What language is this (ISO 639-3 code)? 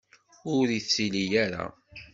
kab